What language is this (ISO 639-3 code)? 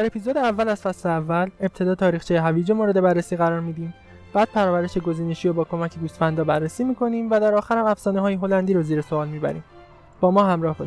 fas